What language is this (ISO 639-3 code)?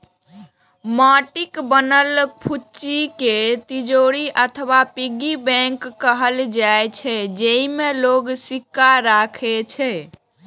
mai